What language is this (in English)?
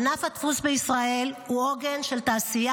Hebrew